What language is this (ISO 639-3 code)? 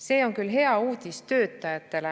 est